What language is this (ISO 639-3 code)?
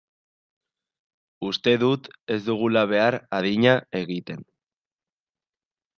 eus